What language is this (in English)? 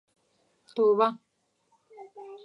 Pashto